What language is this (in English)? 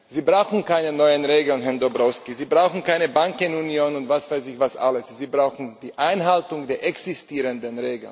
German